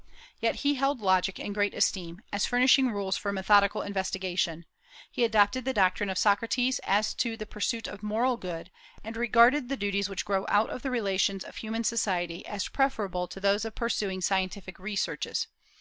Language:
English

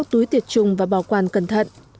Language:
Vietnamese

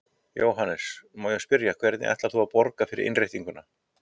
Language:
Icelandic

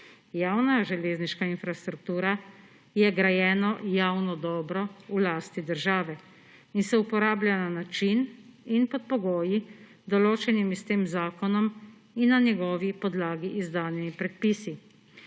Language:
Slovenian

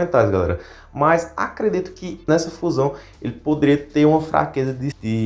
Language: Portuguese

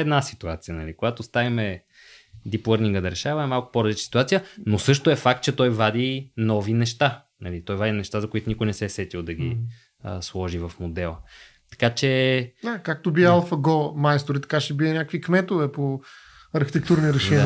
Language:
Bulgarian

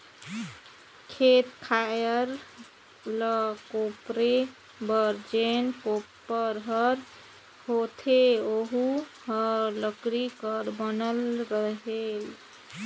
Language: Chhattisgarhi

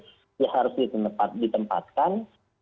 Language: Indonesian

